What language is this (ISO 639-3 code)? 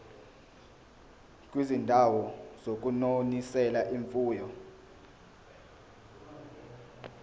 zul